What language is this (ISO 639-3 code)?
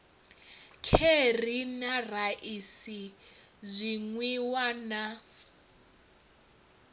ven